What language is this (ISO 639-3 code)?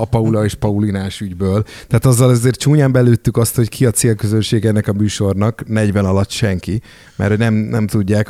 hun